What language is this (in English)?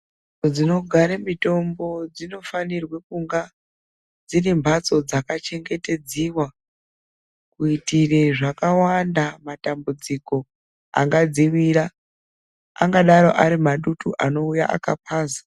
Ndau